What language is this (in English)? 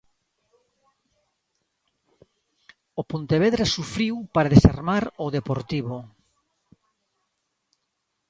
Galician